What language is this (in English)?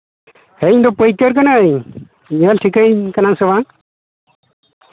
Santali